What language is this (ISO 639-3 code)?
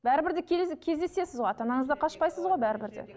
kaz